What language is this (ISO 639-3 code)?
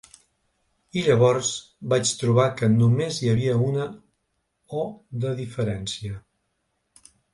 cat